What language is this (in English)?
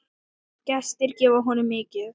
Icelandic